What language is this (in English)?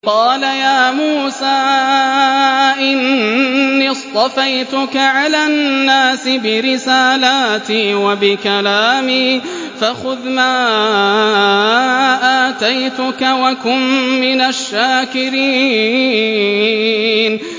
Arabic